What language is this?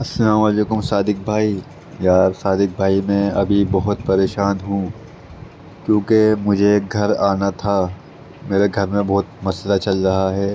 Urdu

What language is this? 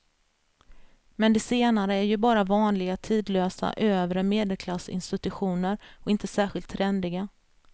Swedish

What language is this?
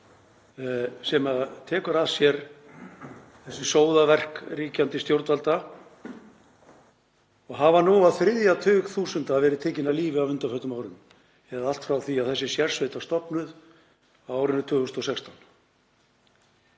Icelandic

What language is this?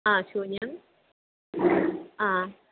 Sanskrit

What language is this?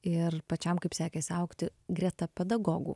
Lithuanian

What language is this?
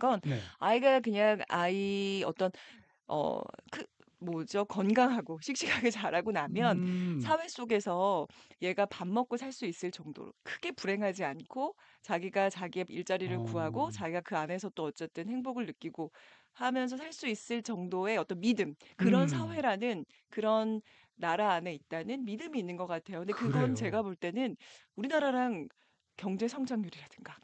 Korean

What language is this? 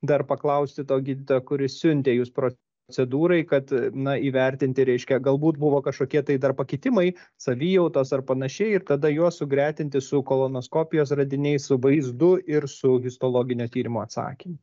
Lithuanian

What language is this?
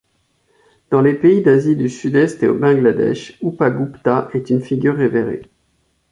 French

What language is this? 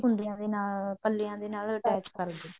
Punjabi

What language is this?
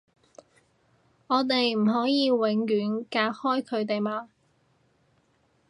Cantonese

